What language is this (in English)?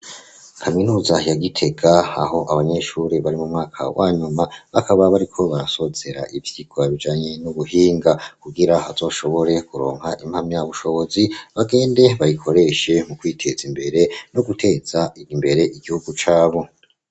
Rundi